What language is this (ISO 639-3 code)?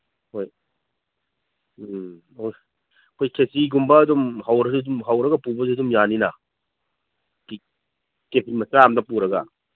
mni